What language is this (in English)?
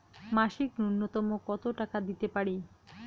Bangla